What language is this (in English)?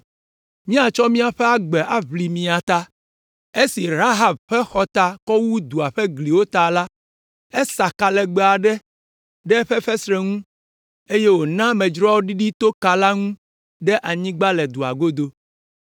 Ewe